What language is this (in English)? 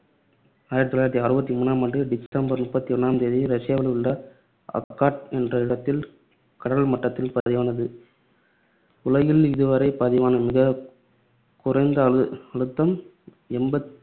Tamil